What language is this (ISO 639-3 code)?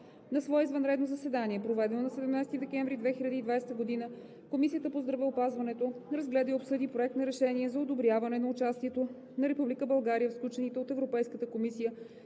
bul